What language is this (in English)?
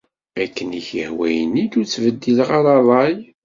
Kabyle